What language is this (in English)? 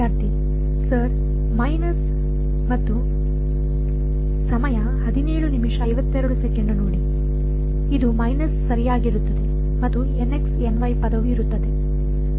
Kannada